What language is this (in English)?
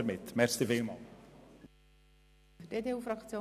Swiss German